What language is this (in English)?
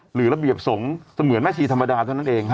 Thai